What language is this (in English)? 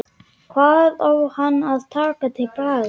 Icelandic